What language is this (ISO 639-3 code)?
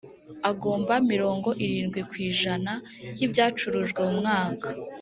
kin